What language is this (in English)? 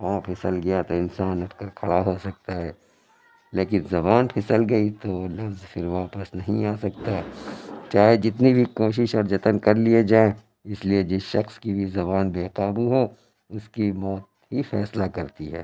Urdu